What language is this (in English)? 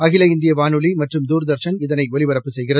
Tamil